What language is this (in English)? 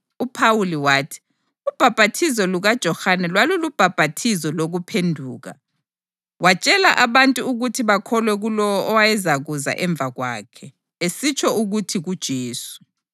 North Ndebele